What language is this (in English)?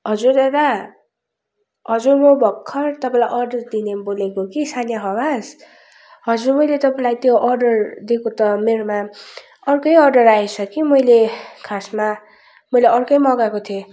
Nepali